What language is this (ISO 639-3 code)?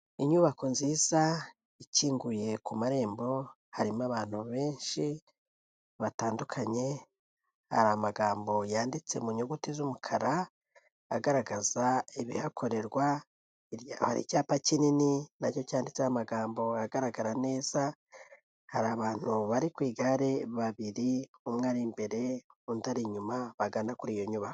kin